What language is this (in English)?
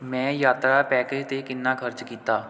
Punjabi